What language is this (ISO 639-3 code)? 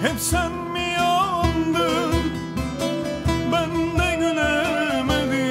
tur